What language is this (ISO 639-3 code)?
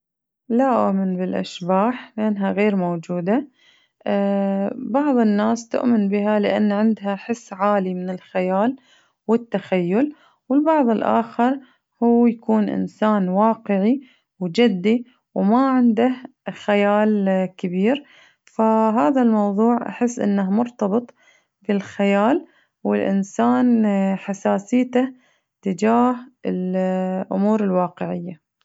ars